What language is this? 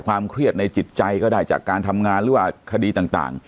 Thai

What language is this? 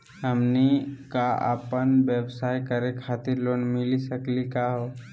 Magahi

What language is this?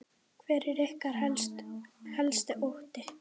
Icelandic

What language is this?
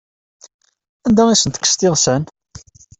Kabyle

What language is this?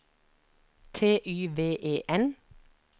Norwegian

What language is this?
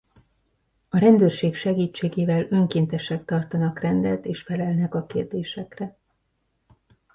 Hungarian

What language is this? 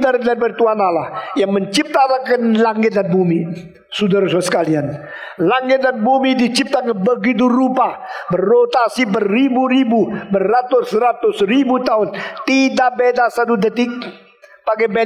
Indonesian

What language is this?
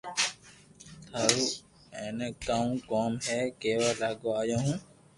Loarki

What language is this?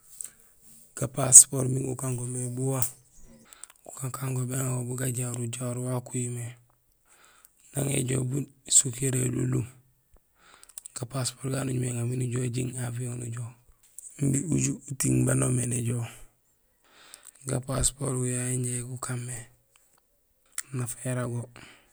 Gusilay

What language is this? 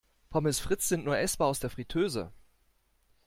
German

